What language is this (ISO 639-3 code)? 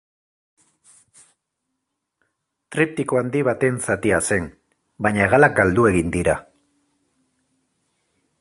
eus